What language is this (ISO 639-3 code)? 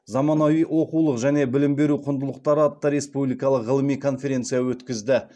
kaz